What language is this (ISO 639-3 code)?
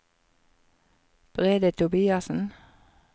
nor